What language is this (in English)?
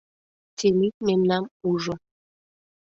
Mari